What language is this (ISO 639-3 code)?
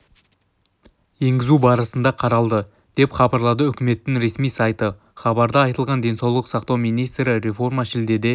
kaz